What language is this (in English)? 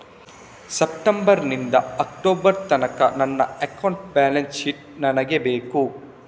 Kannada